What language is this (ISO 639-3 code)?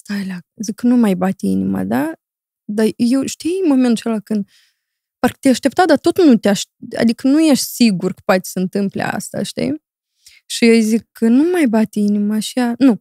ron